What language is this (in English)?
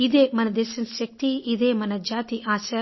Telugu